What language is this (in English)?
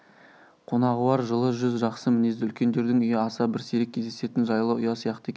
Kazakh